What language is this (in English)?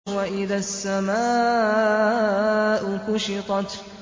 Arabic